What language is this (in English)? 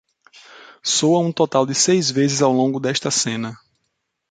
Portuguese